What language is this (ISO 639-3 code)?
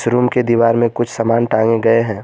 hin